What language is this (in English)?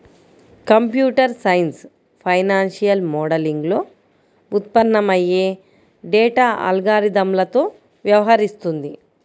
Telugu